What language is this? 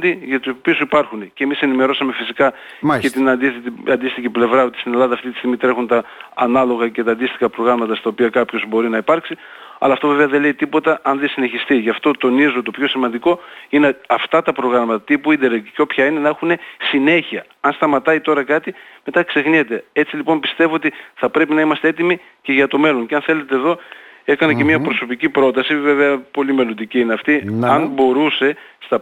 Greek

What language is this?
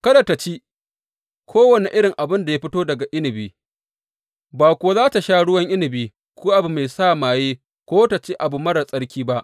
Hausa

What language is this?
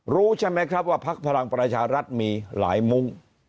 Thai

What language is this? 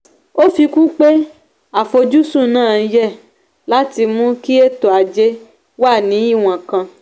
Yoruba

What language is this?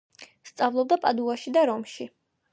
Georgian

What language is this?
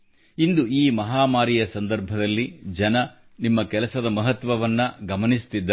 Kannada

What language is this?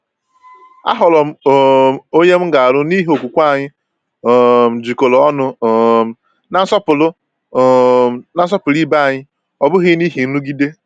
Igbo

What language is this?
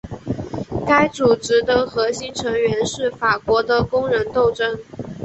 Chinese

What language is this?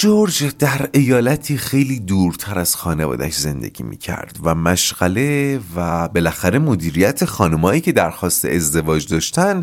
Persian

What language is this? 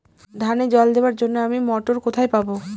Bangla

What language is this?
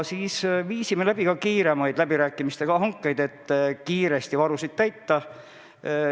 Estonian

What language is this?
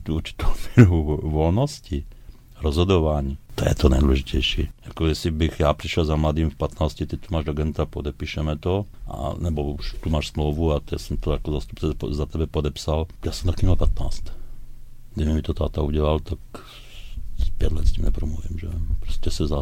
Czech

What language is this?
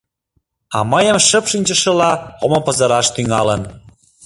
Mari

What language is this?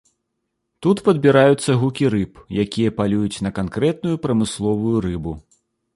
Belarusian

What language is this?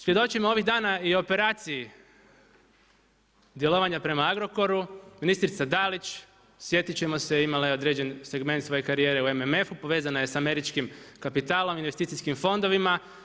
Croatian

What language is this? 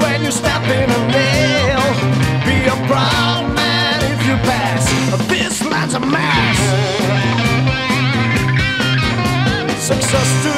English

